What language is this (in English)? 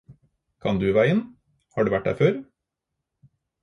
Norwegian Bokmål